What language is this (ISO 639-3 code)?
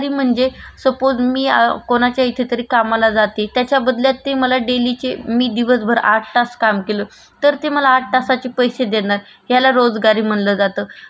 mar